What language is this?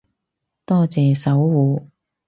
Cantonese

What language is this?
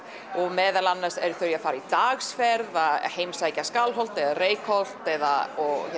Icelandic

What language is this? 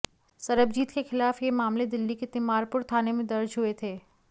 Hindi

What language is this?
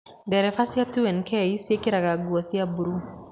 Kikuyu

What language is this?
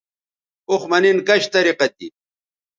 Bateri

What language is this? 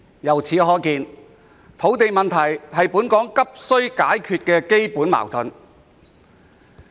Cantonese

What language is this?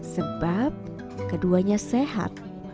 Indonesian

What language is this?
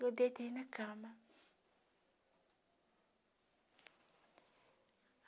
Portuguese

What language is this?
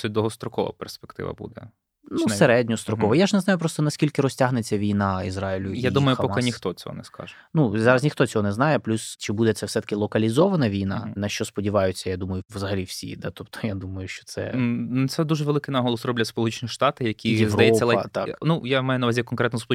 Ukrainian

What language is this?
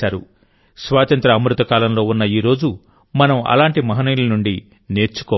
Telugu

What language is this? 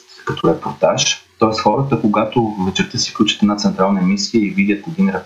Bulgarian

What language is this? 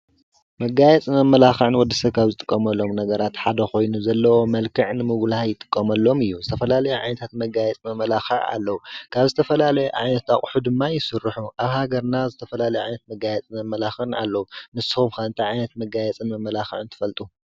Tigrinya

